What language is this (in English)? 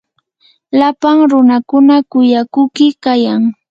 Yanahuanca Pasco Quechua